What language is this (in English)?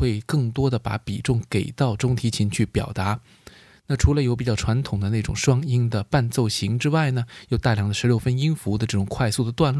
Chinese